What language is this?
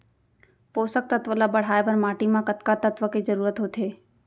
Chhattisgarhi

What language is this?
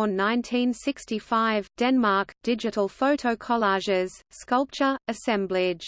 English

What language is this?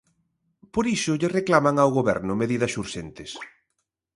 Galician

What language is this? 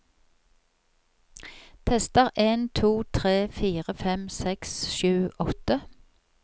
Norwegian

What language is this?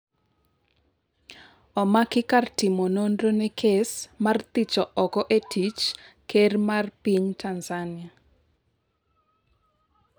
Luo (Kenya and Tanzania)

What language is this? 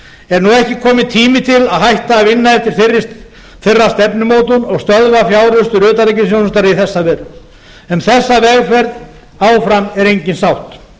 Icelandic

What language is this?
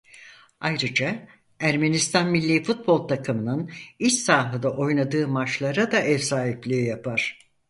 Turkish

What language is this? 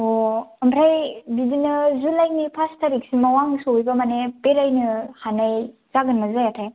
Bodo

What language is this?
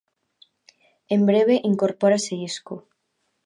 Galician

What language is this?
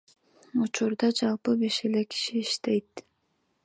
Kyrgyz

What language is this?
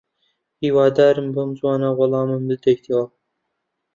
Central Kurdish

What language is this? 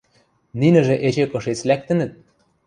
Western Mari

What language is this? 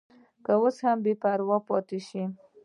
Pashto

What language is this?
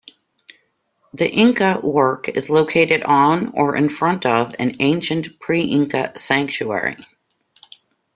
English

